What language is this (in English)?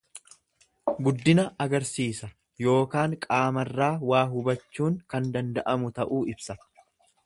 Oromo